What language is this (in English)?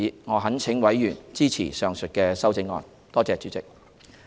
Cantonese